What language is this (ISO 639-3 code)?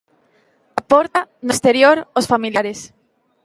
glg